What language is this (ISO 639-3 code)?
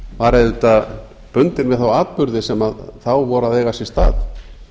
isl